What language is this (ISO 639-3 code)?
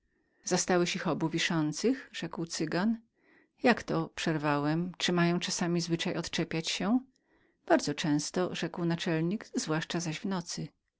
pol